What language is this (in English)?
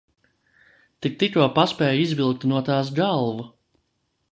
Latvian